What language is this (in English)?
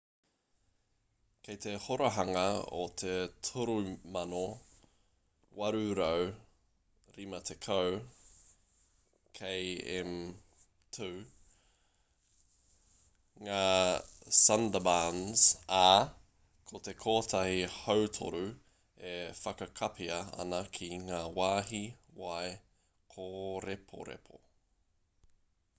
Māori